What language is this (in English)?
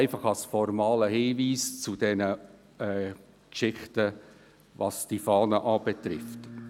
Swiss German